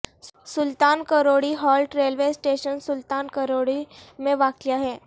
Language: Urdu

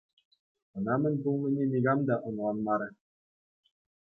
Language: Chuvash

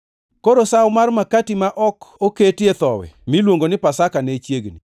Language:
Luo (Kenya and Tanzania)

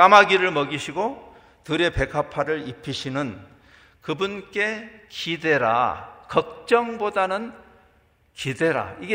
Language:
Korean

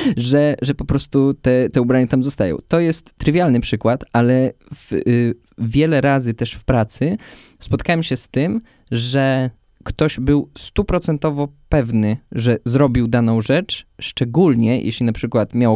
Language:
Polish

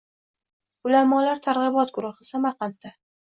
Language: Uzbek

